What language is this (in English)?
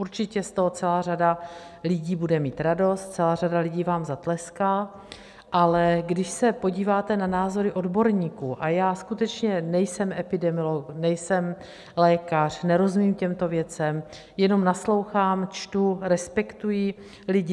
Czech